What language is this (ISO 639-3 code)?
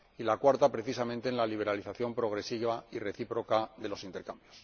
spa